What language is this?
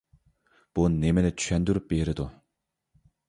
Uyghur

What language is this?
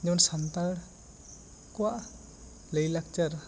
Santali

